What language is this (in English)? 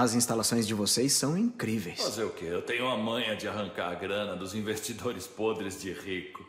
Portuguese